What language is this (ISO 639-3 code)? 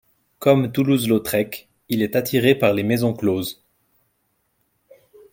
fra